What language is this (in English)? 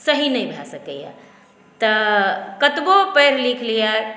Maithili